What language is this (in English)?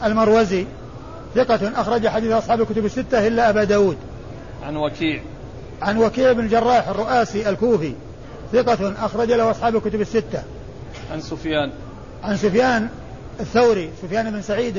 Arabic